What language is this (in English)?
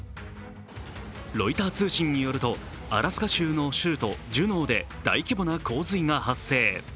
Japanese